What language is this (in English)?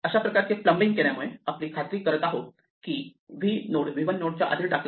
Marathi